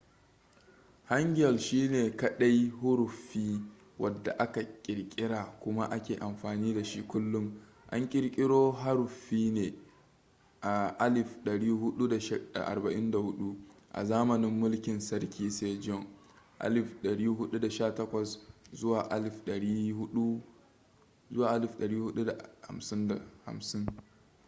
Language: Hausa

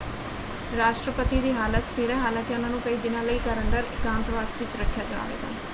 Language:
Punjabi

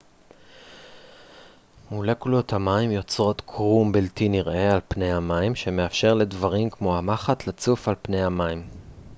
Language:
Hebrew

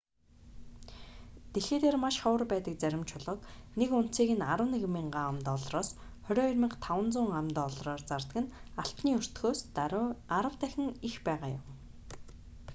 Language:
Mongolian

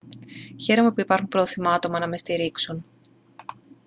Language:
Greek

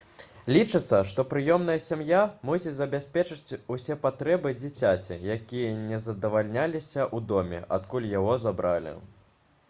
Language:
Belarusian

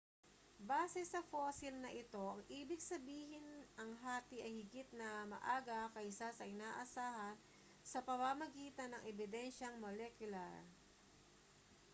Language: Filipino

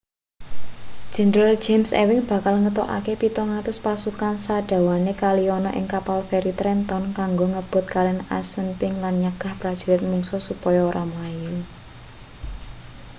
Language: Javanese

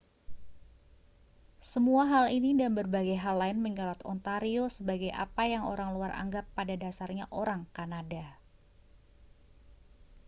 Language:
Indonesian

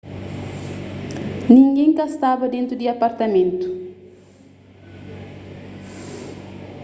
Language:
Kabuverdianu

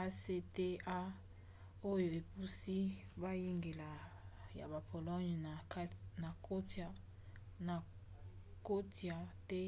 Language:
Lingala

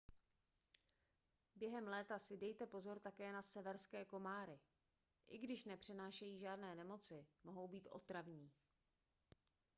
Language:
Czech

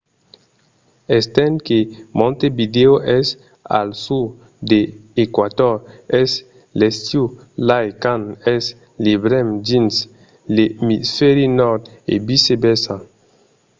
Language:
Occitan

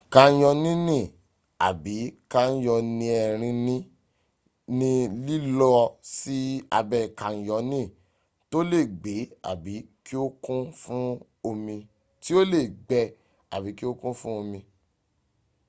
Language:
Yoruba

